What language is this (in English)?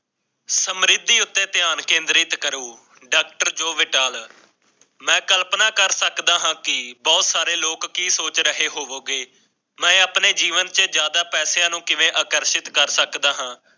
Punjabi